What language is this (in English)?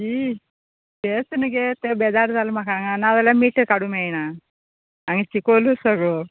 Konkani